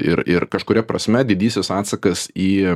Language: Lithuanian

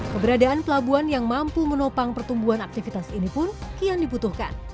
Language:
Indonesian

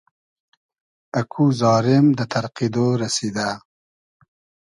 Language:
Hazaragi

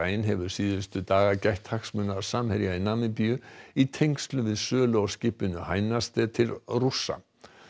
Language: Icelandic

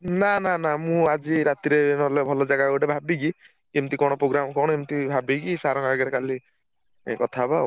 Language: Odia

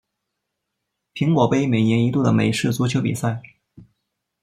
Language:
Chinese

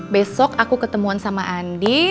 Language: Indonesian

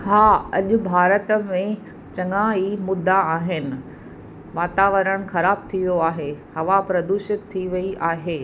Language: Sindhi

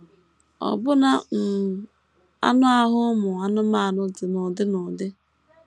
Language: Igbo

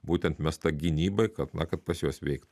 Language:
Lithuanian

